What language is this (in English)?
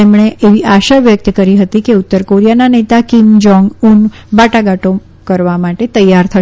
Gujarati